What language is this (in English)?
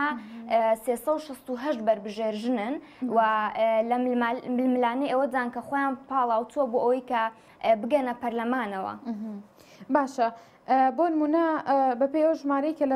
Arabic